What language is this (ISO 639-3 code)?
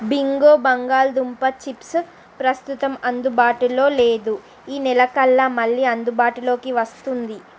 tel